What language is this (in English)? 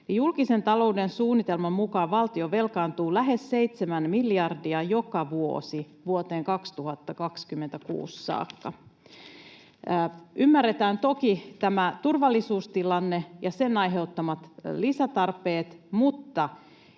Finnish